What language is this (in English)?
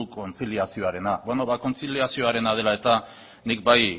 Basque